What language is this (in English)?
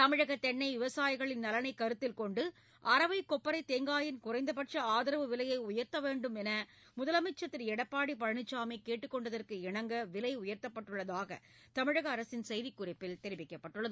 Tamil